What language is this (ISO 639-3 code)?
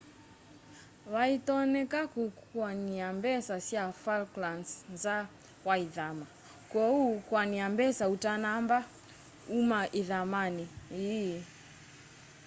kam